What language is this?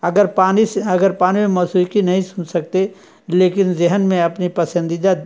Urdu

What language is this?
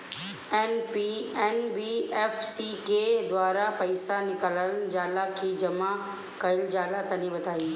Bhojpuri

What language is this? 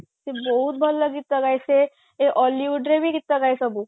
Odia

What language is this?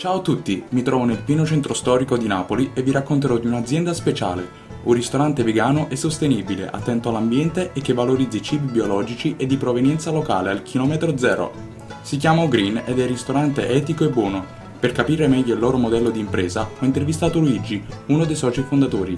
Italian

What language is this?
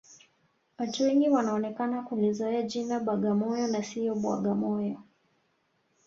Swahili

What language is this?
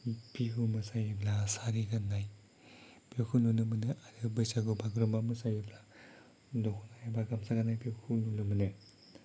Bodo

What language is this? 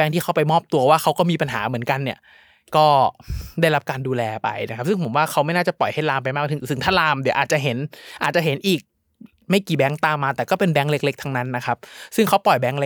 Thai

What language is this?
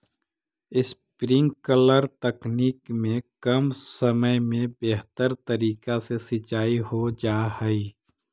Magahi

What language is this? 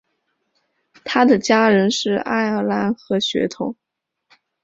Chinese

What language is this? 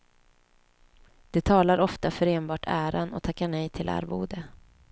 Swedish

